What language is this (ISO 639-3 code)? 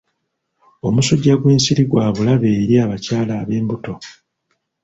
lug